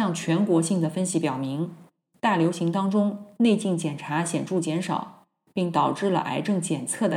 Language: Chinese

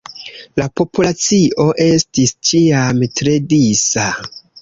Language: Esperanto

